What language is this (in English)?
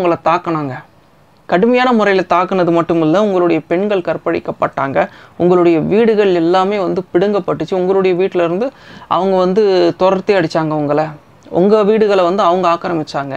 Indonesian